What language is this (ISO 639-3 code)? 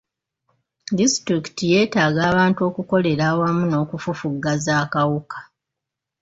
lug